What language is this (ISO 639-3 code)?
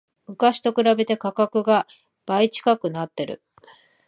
jpn